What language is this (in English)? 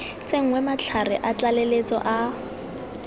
Tswana